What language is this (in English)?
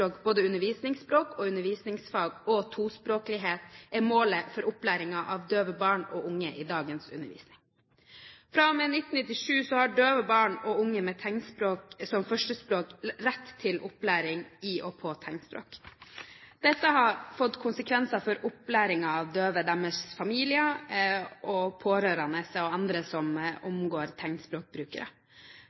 Norwegian Bokmål